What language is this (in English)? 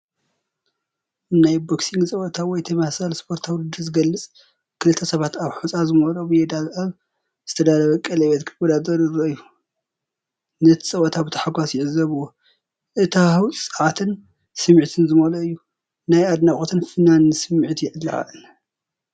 Tigrinya